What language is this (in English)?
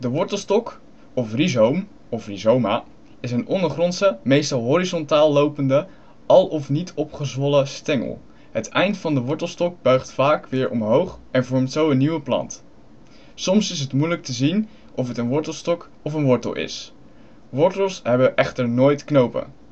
Dutch